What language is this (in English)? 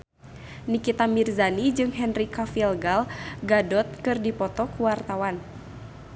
Sundanese